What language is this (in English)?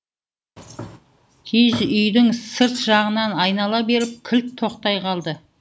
Kazakh